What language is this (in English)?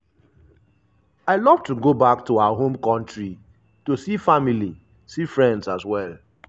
Nigerian Pidgin